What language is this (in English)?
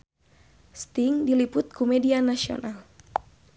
Sundanese